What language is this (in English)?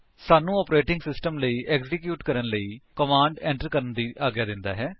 Punjabi